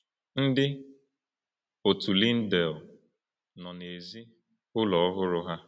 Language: Igbo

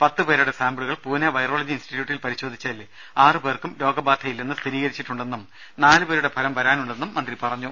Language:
Malayalam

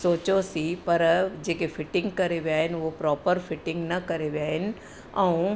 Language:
Sindhi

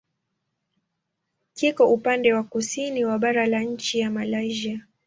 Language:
Swahili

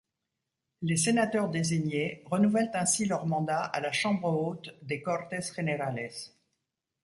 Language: French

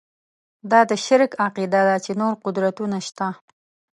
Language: Pashto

